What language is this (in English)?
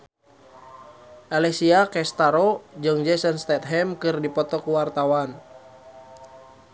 Sundanese